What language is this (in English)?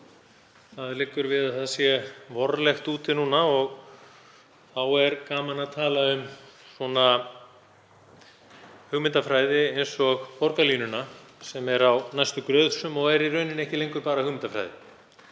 Icelandic